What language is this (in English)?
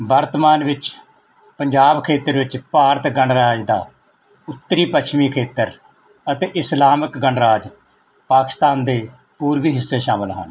Punjabi